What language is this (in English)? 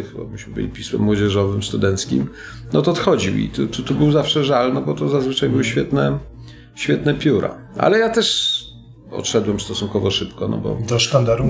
Polish